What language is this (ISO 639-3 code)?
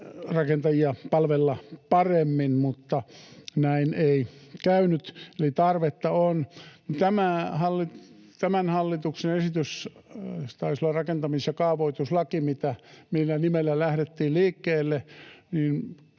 fin